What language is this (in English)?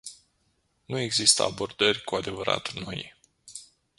Romanian